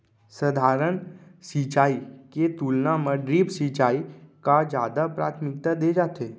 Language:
Chhattisgarhi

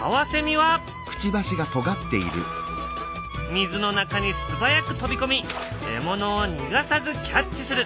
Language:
Japanese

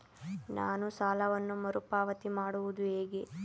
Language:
Kannada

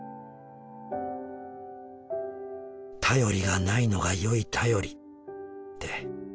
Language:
Japanese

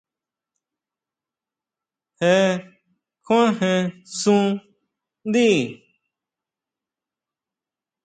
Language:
Huautla Mazatec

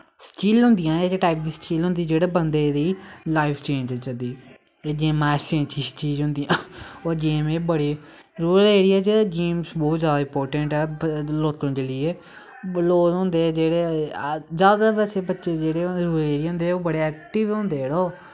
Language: Dogri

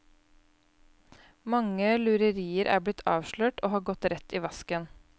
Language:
Norwegian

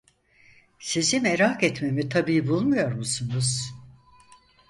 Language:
Turkish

